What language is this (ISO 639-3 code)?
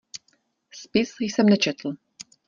ces